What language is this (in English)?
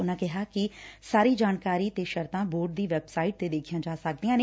Punjabi